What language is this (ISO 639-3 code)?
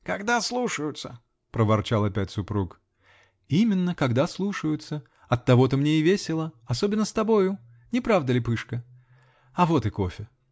rus